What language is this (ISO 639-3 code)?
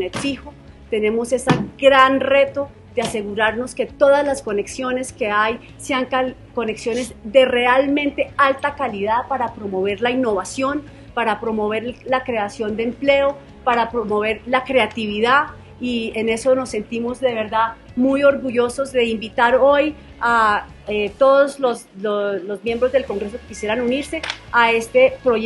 spa